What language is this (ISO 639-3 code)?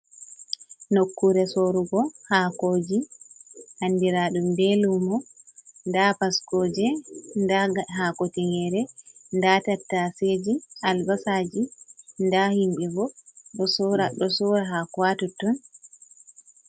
ful